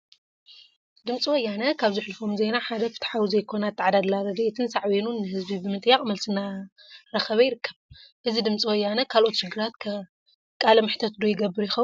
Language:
Tigrinya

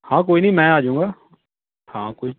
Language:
Punjabi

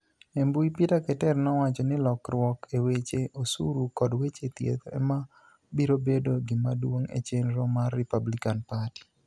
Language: Luo (Kenya and Tanzania)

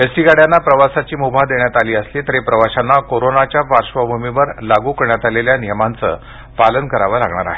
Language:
Marathi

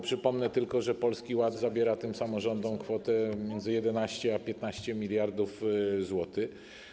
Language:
Polish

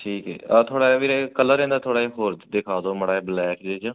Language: Punjabi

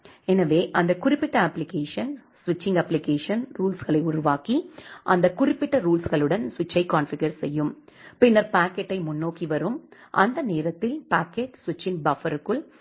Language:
Tamil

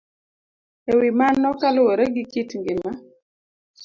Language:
Luo (Kenya and Tanzania)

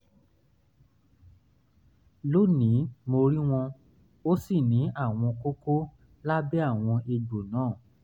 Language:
Yoruba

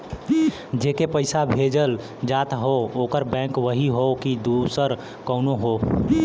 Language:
Bhojpuri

